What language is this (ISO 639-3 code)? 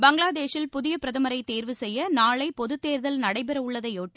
tam